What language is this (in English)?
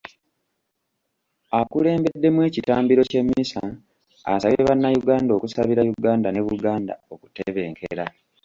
Ganda